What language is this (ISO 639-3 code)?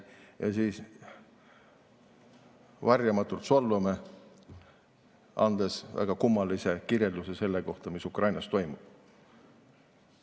est